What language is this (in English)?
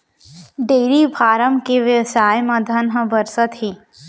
Chhattisgarhi